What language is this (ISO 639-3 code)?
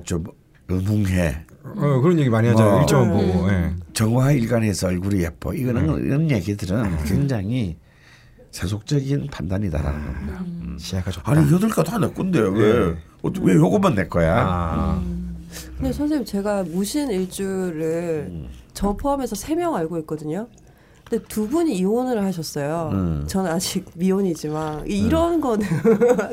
kor